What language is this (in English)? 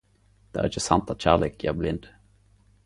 Norwegian Nynorsk